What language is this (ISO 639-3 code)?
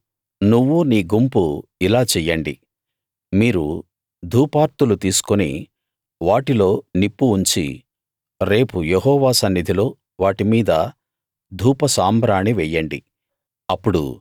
tel